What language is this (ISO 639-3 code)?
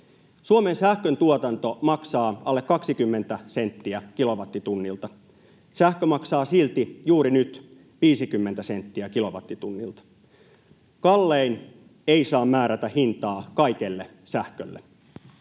fin